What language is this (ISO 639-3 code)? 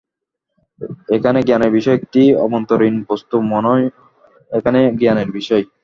ben